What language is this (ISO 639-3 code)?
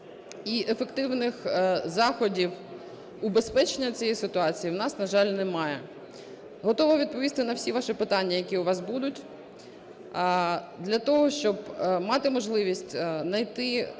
ukr